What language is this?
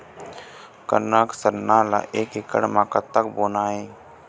Chhattisgarhi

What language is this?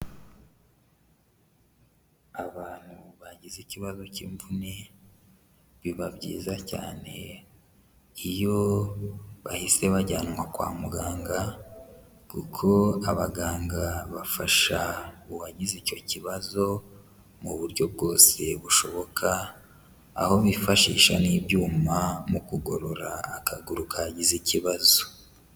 Kinyarwanda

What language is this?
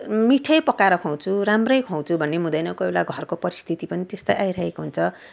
Nepali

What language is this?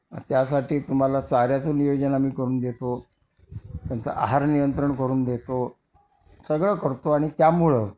Marathi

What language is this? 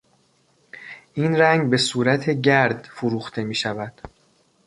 Persian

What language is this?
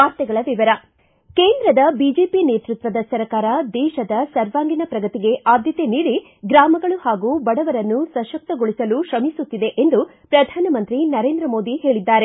Kannada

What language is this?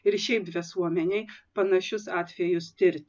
Lithuanian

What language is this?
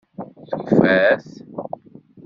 Kabyle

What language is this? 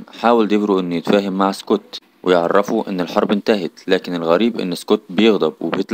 Arabic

